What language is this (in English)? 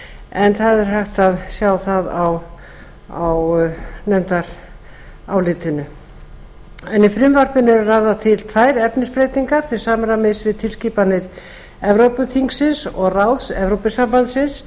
Icelandic